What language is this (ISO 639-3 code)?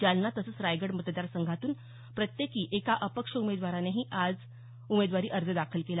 mar